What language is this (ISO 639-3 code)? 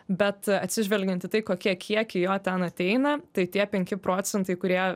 lit